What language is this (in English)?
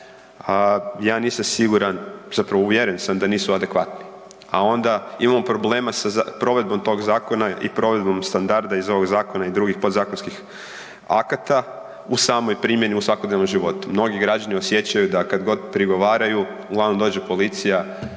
Croatian